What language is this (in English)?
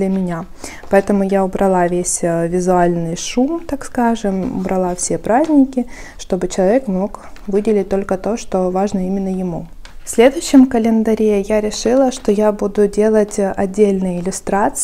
Russian